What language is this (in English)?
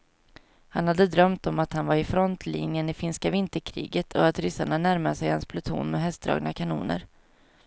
Swedish